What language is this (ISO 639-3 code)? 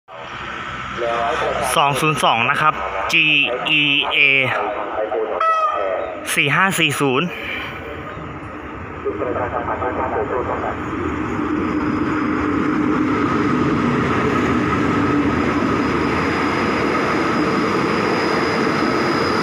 tha